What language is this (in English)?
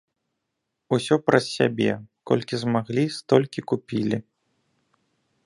Belarusian